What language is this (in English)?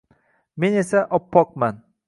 Uzbek